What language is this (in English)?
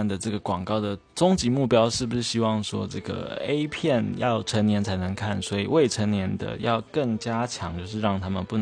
Chinese